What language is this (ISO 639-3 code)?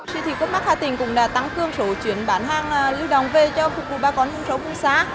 vie